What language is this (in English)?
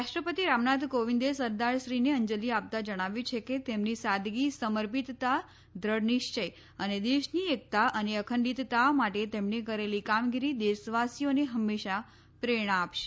Gujarati